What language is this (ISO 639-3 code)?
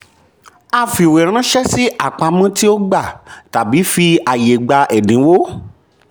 yor